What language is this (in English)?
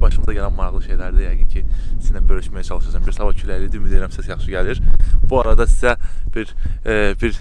Turkish